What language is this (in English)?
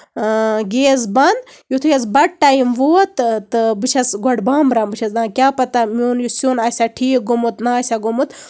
Kashmiri